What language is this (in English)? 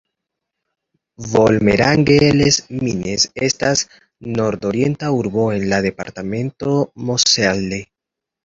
Esperanto